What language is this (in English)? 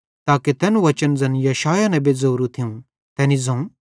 Bhadrawahi